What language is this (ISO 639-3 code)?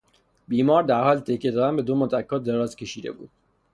fas